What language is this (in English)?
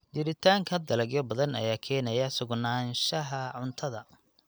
Somali